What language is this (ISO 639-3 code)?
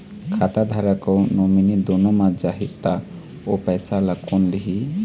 hne